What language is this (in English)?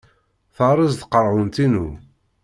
Kabyle